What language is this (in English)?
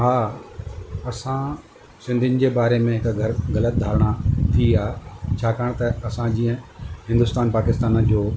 Sindhi